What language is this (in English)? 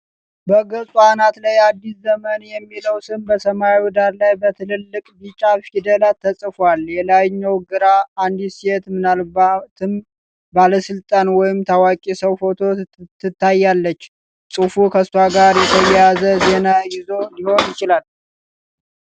Amharic